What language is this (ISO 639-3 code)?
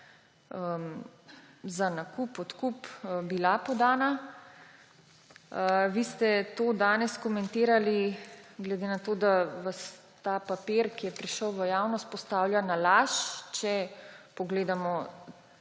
slv